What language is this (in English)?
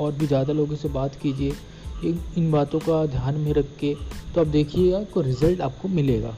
Hindi